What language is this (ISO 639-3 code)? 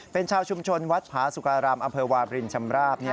tha